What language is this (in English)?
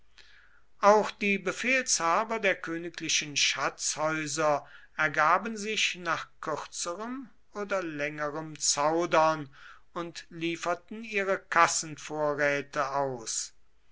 German